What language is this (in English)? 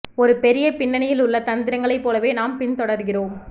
Tamil